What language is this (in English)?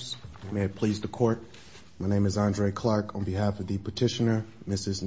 English